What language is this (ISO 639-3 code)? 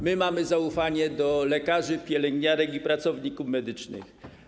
pol